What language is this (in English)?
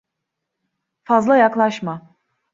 Turkish